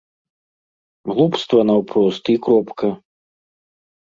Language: Belarusian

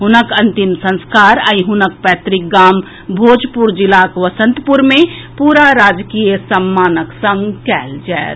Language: Maithili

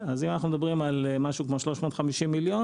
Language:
Hebrew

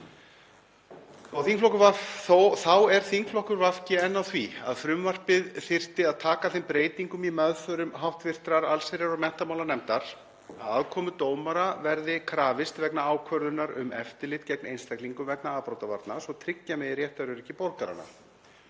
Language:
Icelandic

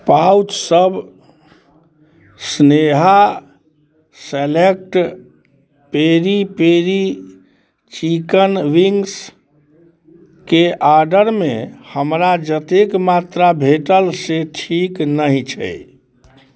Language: Maithili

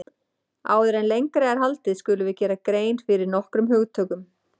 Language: Icelandic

